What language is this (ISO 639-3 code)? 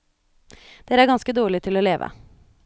nor